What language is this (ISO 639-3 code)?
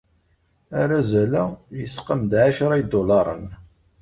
kab